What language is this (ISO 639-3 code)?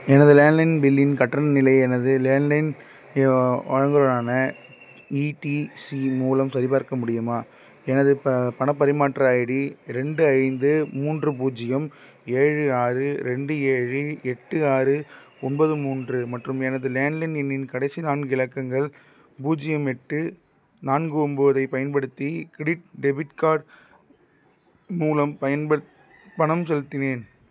tam